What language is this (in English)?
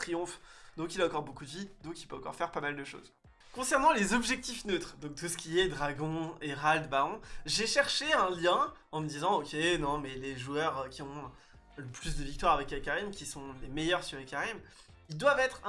French